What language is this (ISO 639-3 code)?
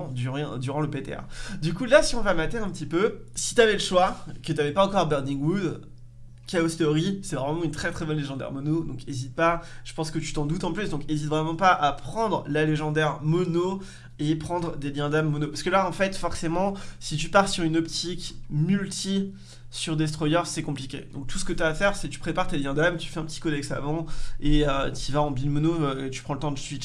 fra